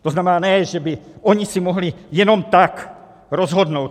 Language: Czech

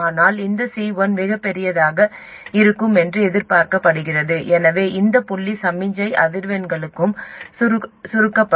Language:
Tamil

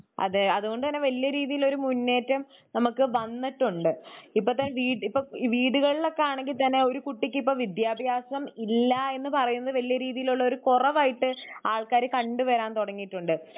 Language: Malayalam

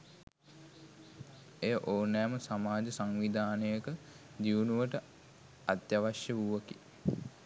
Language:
Sinhala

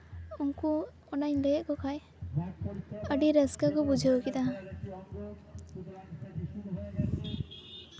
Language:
Santali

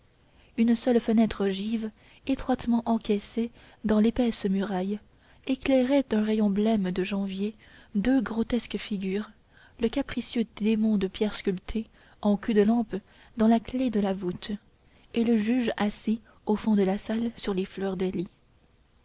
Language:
French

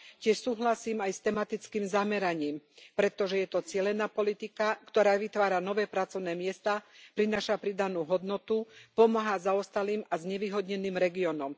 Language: Slovak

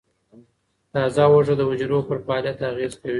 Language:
Pashto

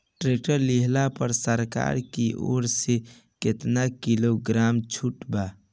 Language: Bhojpuri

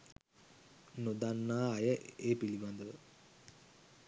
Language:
Sinhala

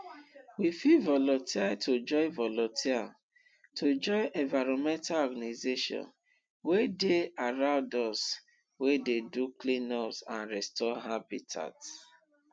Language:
Nigerian Pidgin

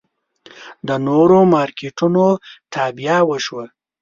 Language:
Pashto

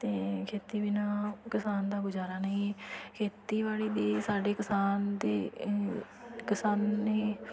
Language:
Punjabi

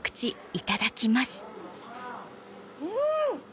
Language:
Japanese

